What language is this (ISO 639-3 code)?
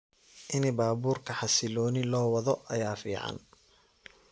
som